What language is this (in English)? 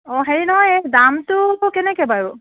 Assamese